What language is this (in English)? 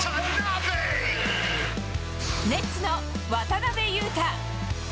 Japanese